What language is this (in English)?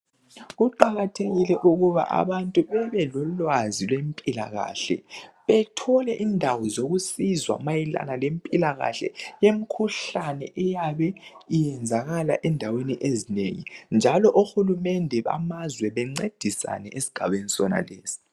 North Ndebele